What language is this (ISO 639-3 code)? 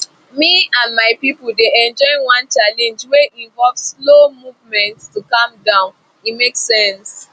pcm